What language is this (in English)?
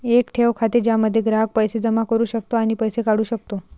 Marathi